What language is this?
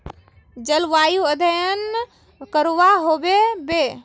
Magahi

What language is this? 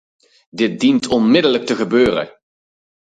Dutch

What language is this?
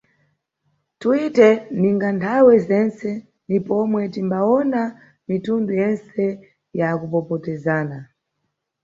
Nyungwe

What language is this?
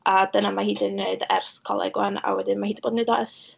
Welsh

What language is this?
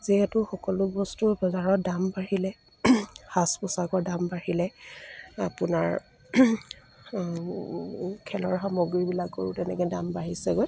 Assamese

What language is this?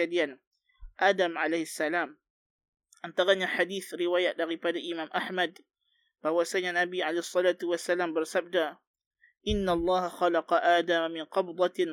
Malay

